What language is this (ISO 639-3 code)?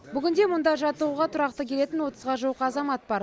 kaz